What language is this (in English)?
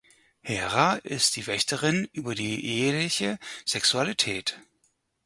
German